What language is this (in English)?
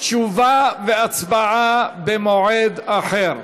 Hebrew